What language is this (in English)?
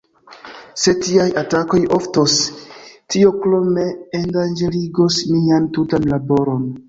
Esperanto